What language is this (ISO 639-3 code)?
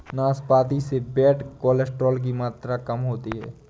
hin